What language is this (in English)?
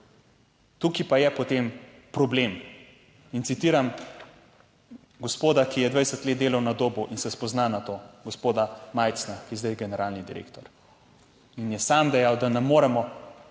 Slovenian